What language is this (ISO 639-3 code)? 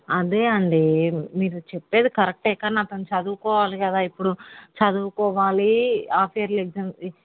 tel